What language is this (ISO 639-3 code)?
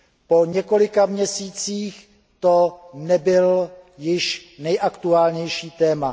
ces